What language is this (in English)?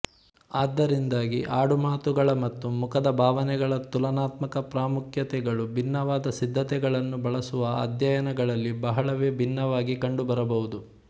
Kannada